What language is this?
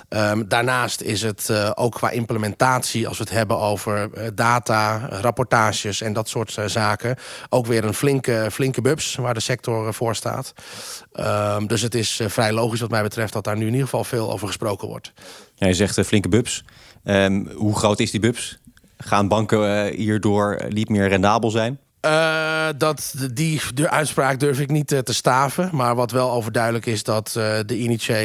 Dutch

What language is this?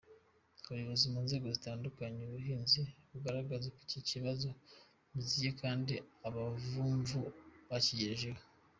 Kinyarwanda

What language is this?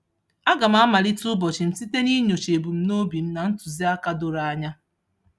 Igbo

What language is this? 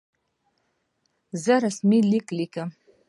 Pashto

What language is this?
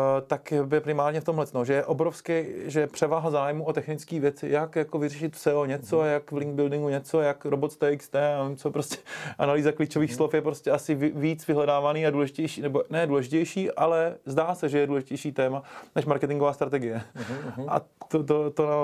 Czech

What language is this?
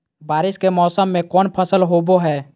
Magahi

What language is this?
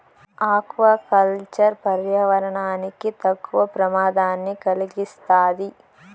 Telugu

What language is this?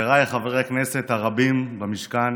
Hebrew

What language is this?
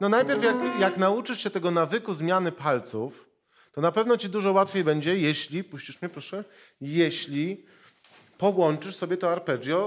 Polish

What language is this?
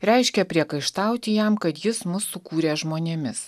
Lithuanian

